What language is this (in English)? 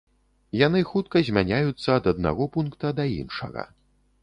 Belarusian